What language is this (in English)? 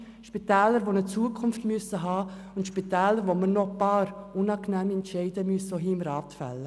Swiss German